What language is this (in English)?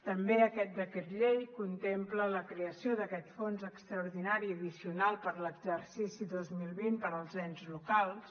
Catalan